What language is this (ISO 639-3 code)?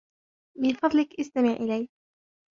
ara